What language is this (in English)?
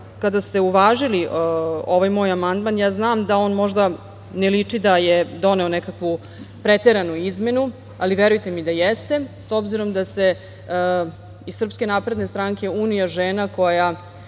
Serbian